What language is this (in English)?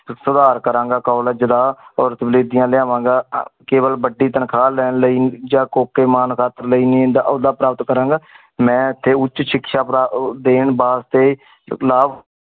Punjabi